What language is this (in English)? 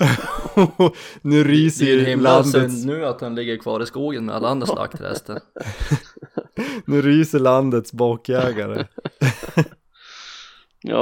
Swedish